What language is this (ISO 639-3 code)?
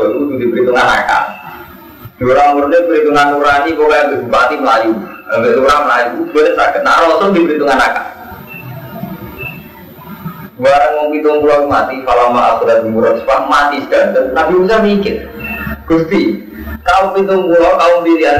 ind